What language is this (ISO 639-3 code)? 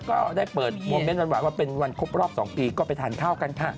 tha